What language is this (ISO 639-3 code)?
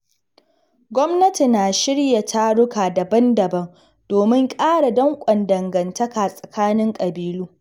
hau